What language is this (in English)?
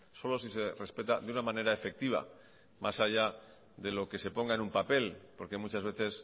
Spanish